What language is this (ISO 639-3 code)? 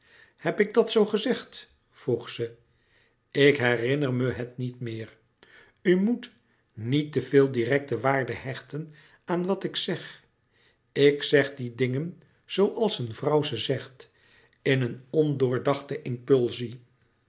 nld